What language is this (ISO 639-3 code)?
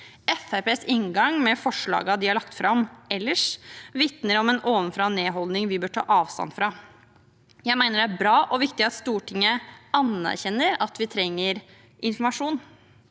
nor